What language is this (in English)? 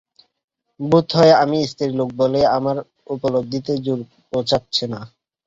Bangla